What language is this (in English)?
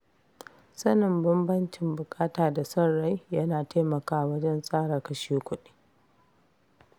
Hausa